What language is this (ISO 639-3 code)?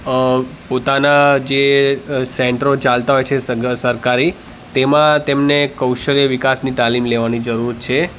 guj